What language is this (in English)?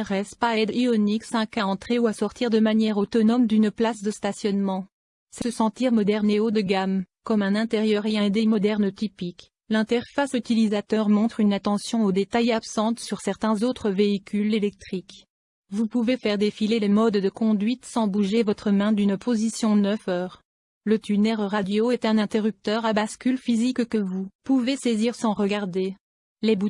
French